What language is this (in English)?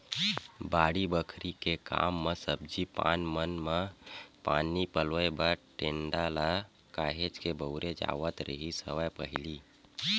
Chhattisgarhi